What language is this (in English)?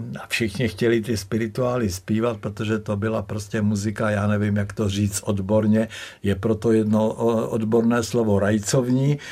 Czech